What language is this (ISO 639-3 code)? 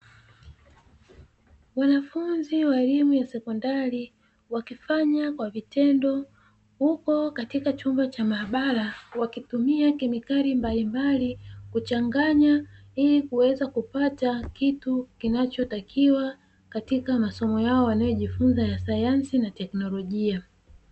swa